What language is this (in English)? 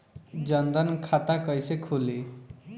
Bhojpuri